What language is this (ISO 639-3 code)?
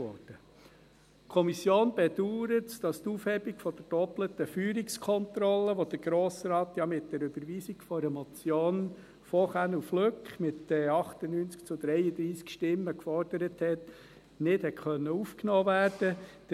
gsw